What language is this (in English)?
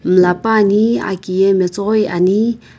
Sumi Naga